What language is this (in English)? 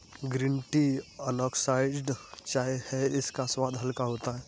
Hindi